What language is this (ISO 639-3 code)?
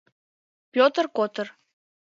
chm